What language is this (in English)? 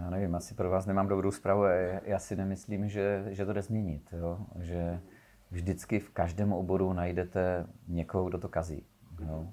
Czech